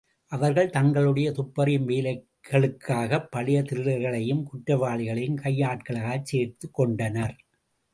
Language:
Tamil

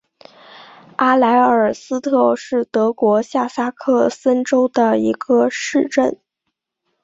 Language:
Chinese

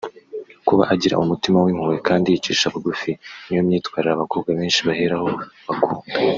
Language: Kinyarwanda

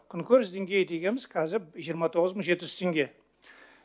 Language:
Kazakh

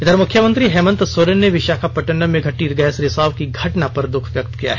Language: Hindi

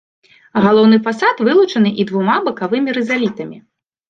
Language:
Belarusian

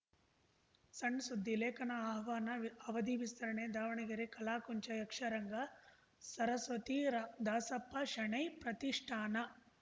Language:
Kannada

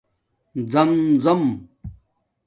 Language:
Domaaki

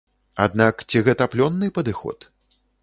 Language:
Belarusian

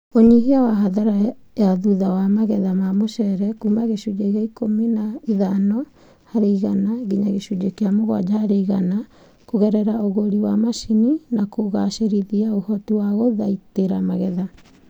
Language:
Kikuyu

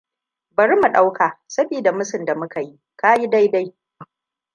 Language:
Hausa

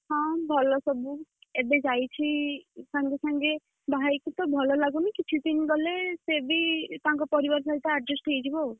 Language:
Odia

